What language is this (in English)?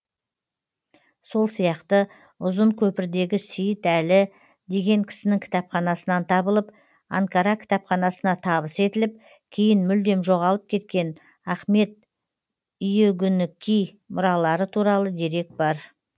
Kazakh